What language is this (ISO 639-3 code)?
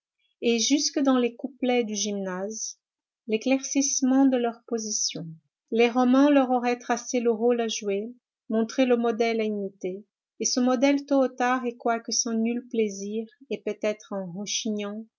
fra